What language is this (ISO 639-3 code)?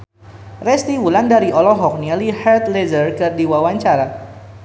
sun